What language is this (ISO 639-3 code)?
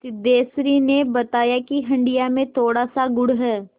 hin